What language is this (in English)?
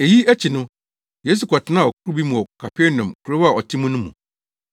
Akan